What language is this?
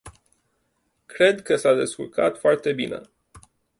Romanian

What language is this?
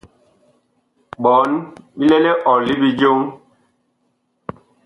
Bakoko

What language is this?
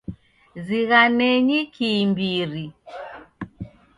Taita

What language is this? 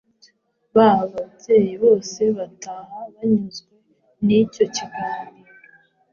Kinyarwanda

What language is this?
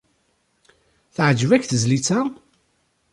Kabyle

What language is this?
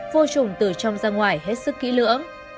Vietnamese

